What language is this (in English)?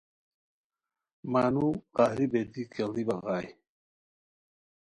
Khowar